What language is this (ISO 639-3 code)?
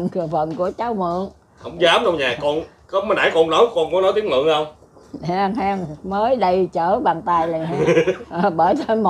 vie